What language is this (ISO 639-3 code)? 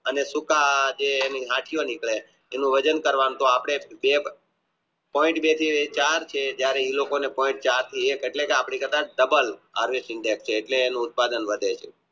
guj